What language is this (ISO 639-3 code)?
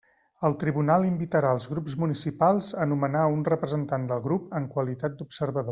cat